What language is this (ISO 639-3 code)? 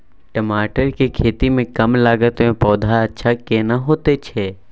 mai